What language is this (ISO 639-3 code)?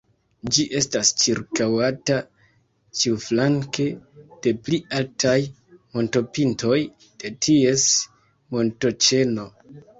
epo